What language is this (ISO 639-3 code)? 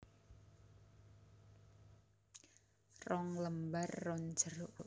jav